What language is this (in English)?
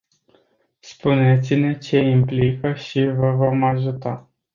Romanian